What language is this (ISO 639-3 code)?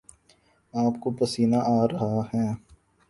urd